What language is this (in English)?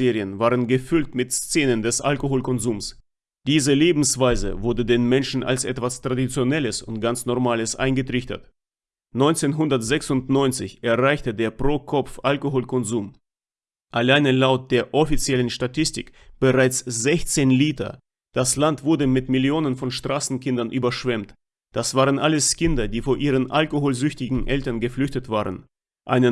German